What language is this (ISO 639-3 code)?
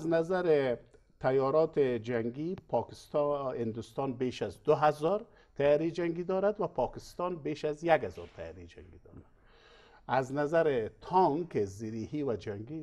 fas